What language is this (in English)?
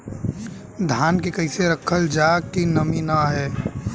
Bhojpuri